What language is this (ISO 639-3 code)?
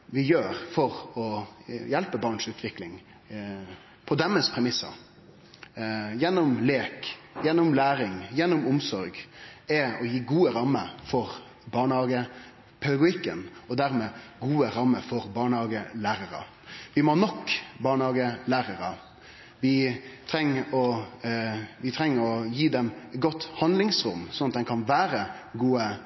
nno